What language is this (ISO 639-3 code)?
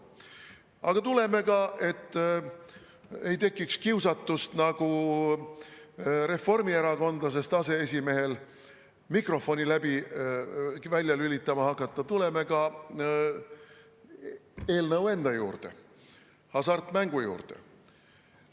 est